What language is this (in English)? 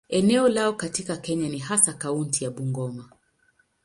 Swahili